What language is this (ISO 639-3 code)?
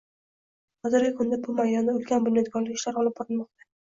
uzb